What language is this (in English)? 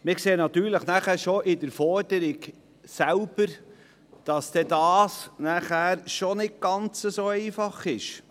Swiss German